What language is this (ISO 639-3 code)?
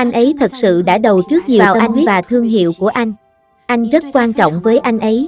vie